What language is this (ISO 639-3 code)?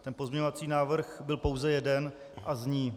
ces